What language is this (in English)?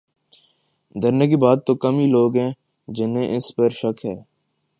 Urdu